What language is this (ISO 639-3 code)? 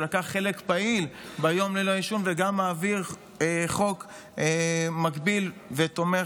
heb